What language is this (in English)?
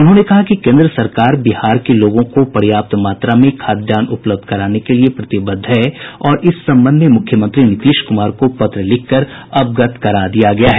Hindi